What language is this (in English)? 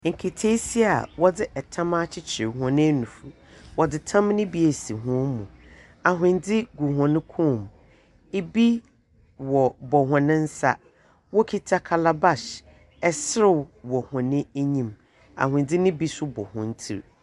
Akan